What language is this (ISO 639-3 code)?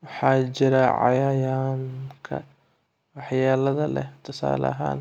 som